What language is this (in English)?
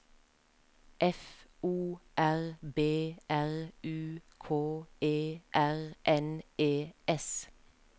Norwegian